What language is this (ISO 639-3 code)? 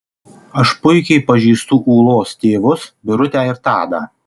lit